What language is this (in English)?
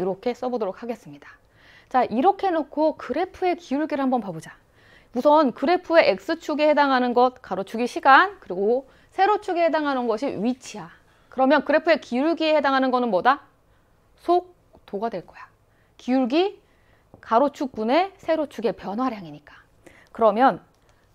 Korean